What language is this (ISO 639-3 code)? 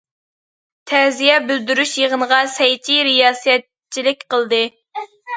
uig